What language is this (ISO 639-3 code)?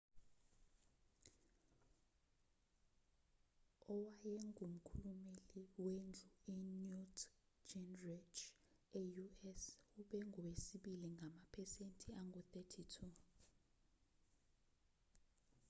zul